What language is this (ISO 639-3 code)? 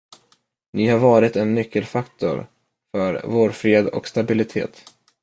swe